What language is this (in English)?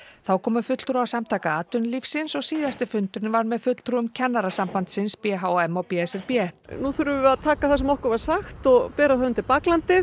Icelandic